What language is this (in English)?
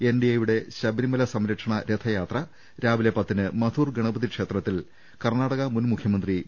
Malayalam